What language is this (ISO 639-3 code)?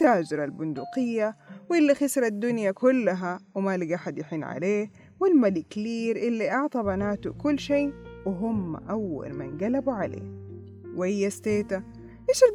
ara